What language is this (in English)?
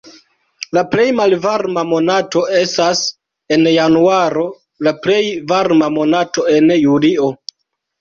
Esperanto